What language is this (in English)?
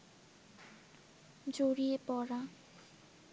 Bangla